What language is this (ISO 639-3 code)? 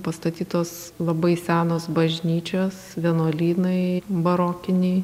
lit